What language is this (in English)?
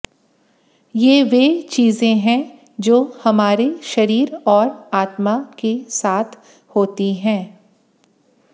Hindi